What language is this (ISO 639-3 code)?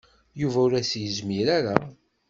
kab